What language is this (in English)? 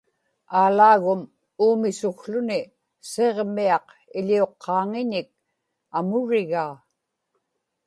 Inupiaq